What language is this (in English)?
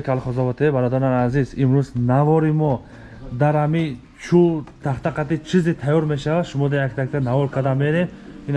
Turkish